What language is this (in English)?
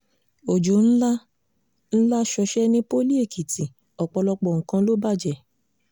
Yoruba